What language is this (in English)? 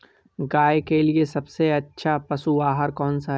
Hindi